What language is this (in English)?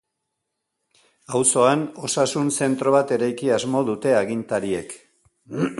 Basque